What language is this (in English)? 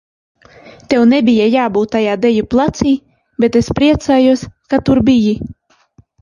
Latvian